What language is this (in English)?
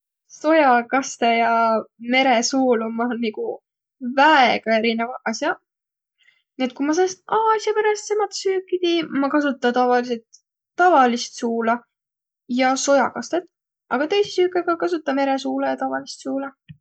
Võro